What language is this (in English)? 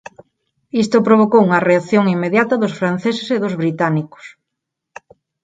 Galician